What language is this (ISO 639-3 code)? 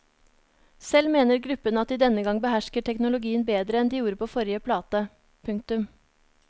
nor